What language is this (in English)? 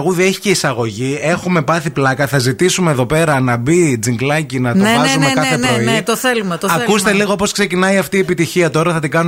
Greek